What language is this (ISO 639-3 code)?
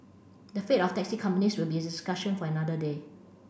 eng